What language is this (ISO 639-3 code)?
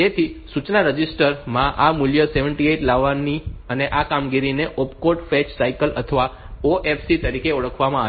guj